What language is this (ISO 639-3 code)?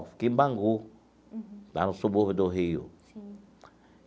por